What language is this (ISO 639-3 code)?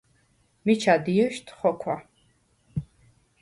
sva